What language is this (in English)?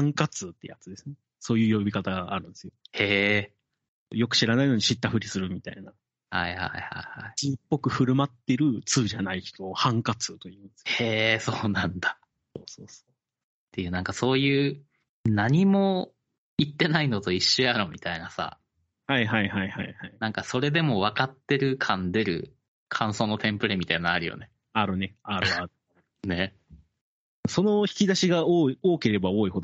Japanese